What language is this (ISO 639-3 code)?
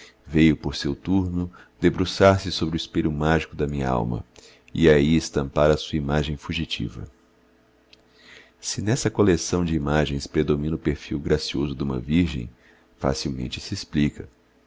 por